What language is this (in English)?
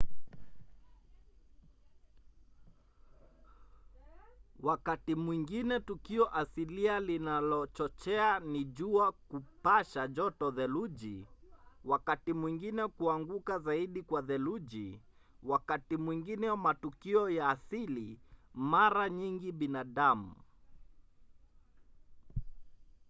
Swahili